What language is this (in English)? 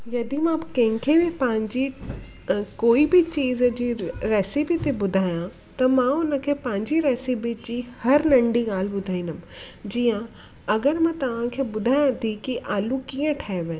Sindhi